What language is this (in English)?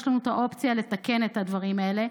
Hebrew